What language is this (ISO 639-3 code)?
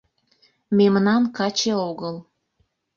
chm